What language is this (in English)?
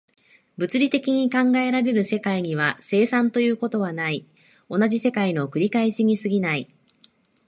Japanese